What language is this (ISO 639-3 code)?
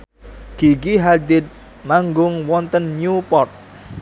jav